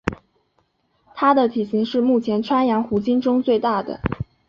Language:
Chinese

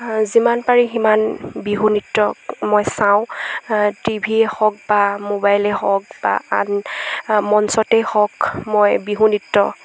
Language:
Assamese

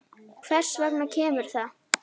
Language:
Icelandic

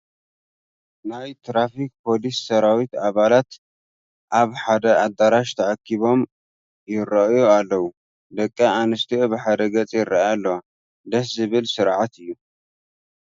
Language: Tigrinya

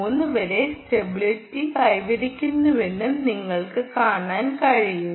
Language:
Malayalam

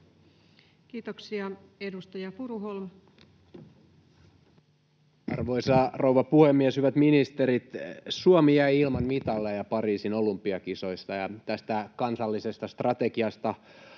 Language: Finnish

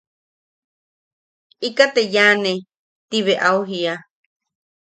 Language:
Yaqui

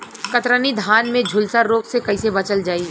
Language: Bhojpuri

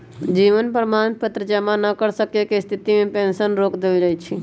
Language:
Magahi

